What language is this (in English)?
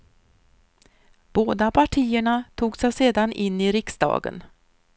Swedish